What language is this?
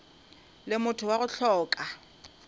Northern Sotho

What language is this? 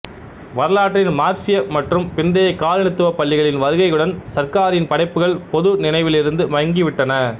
Tamil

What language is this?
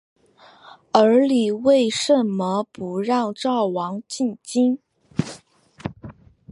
Chinese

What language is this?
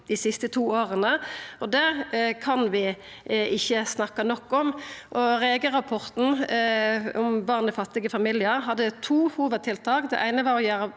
Norwegian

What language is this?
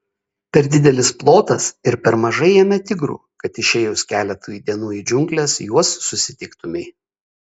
Lithuanian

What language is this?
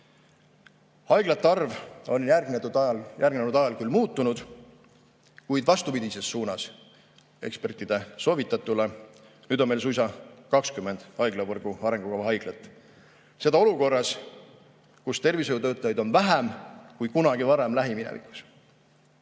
Estonian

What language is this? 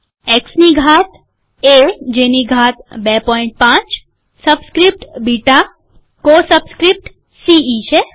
Gujarati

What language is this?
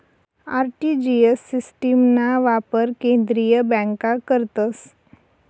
Marathi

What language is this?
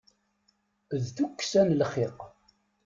Kabyle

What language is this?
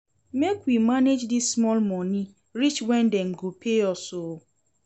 Nigerian Pidgin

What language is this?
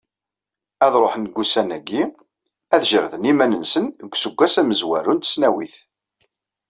Kabyle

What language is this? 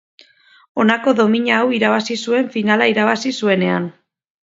Basque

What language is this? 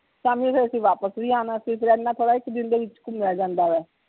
Punjabi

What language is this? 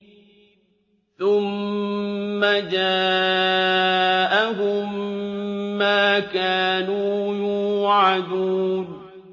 Arabic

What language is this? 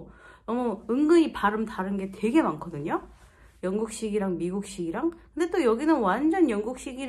Korean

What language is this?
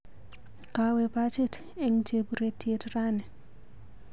Kalenjin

